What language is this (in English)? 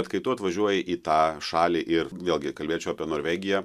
Lithuanian